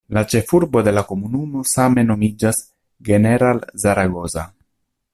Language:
Esperanto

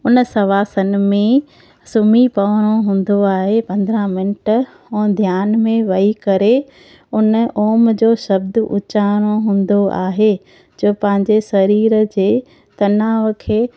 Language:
Sindhi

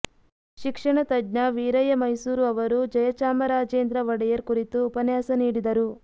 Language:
Kannada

